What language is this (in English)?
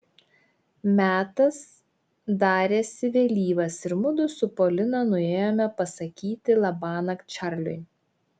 Lithuanian